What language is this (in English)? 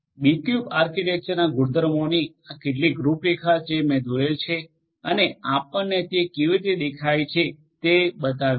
Gujarati